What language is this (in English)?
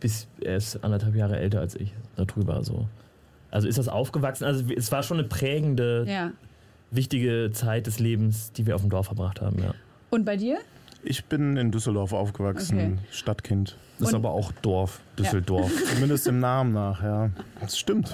German